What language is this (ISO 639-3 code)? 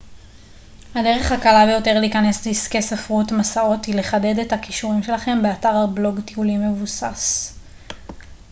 heb